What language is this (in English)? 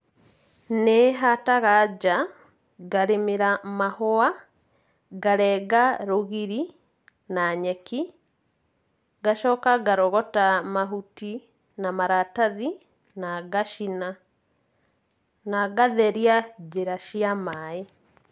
Kikuyu